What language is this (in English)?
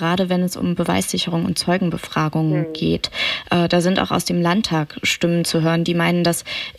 German